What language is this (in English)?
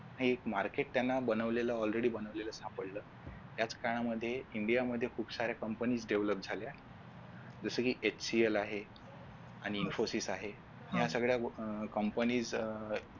Marathi